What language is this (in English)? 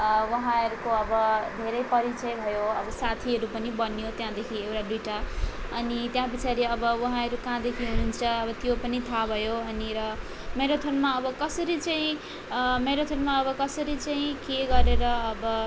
Nepali